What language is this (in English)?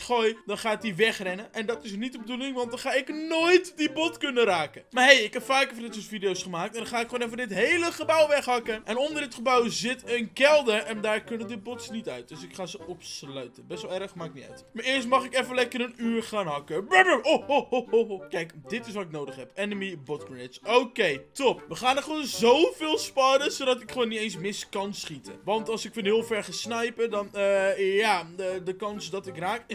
Dutch